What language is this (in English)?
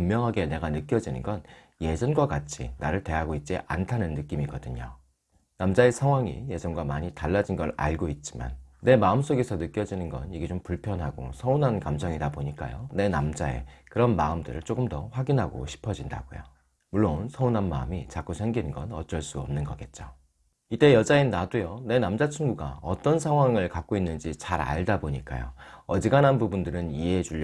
Korean